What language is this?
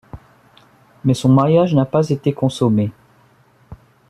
French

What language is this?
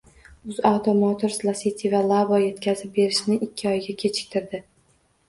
Uzbek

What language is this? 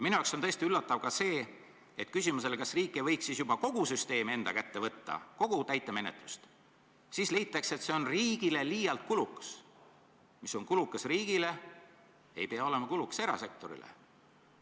Estonian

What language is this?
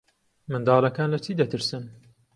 Central Kurdish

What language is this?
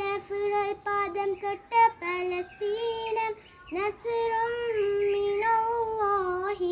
Malayalam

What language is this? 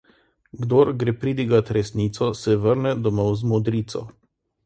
Slovenian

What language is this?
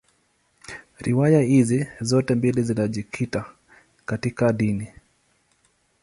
Swahili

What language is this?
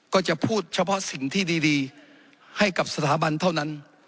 Thai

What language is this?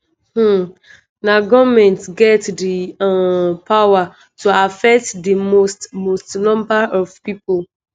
Nigerian Pidgin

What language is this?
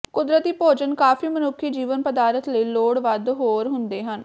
Punjabi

